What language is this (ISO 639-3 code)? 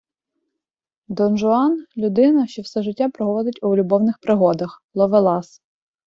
ukr